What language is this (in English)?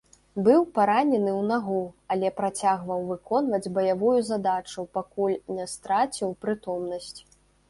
Belarusian